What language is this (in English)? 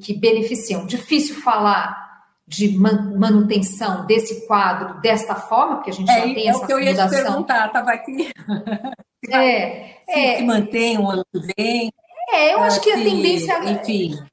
Portuguese